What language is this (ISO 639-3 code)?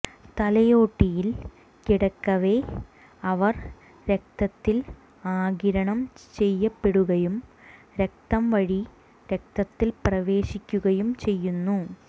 mal